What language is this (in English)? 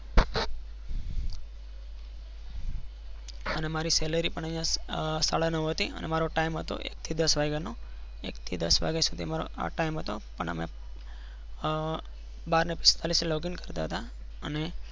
Gujarati